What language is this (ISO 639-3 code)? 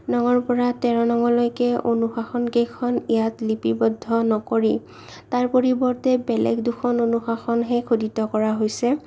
asm